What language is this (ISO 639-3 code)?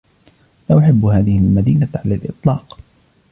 ara